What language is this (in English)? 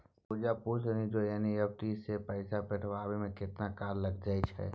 Maithili